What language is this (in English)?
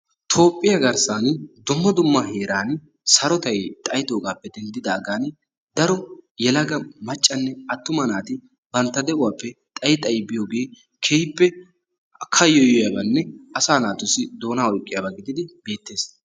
Wolaytta